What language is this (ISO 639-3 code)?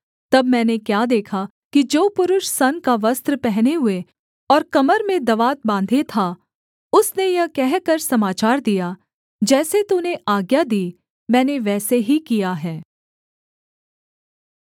hin